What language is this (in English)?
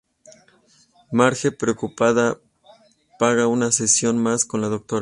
Spanish